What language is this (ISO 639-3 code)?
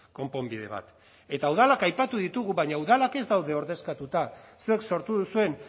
eus